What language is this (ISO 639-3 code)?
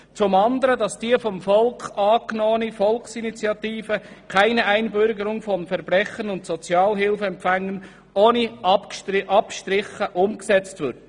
gsw